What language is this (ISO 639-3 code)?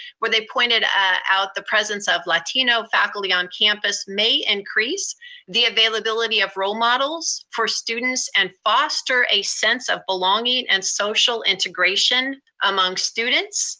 eng